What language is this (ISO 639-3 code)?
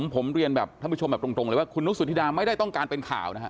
tha